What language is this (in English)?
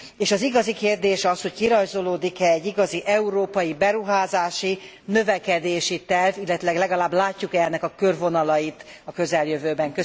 Hungarian